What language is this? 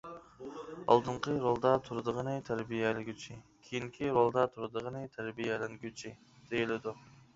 Uyghur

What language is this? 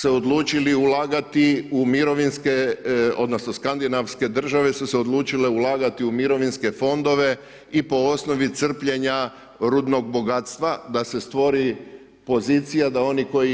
Croatian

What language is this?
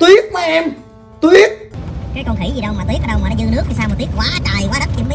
Vietnamese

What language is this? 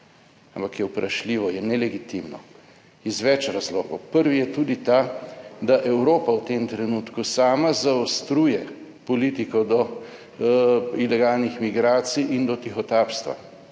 Slovenian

